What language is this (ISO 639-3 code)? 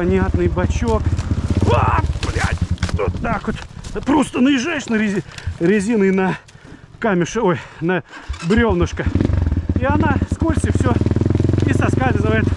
rus